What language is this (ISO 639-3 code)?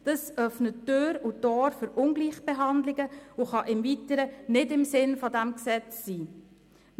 gsw